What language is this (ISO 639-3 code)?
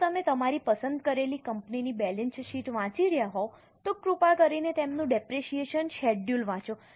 guj